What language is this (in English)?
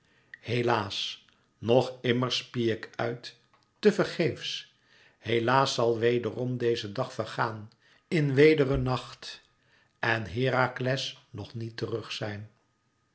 Dutch